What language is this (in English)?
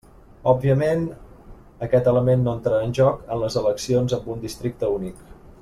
Catalan